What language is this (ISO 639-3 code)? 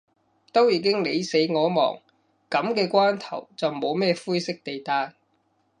yue